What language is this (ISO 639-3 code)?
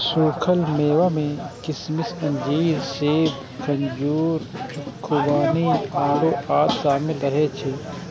mai